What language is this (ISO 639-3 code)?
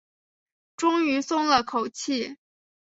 zho